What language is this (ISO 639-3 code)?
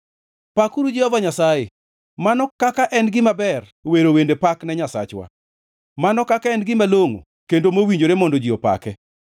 luo